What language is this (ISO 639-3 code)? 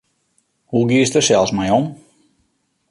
fry